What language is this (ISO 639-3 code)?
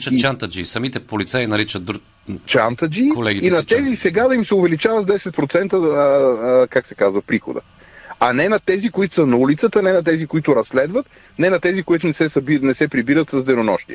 bul